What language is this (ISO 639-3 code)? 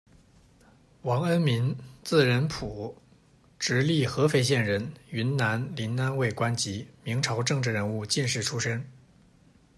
zho